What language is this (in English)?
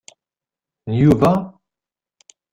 Kabyle